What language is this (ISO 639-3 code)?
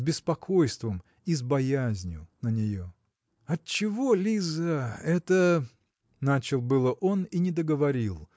rus